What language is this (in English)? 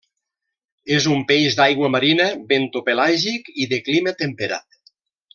Catalan